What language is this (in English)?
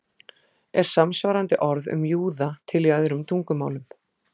Icelandic